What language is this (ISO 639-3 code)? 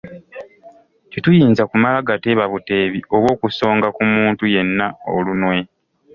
lug